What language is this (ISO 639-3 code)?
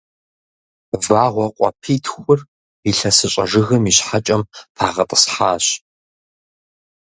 kbd